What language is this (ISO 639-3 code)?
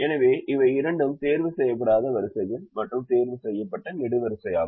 tam